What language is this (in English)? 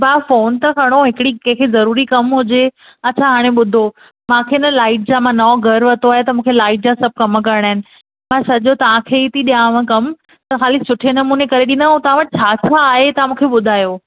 Sindhi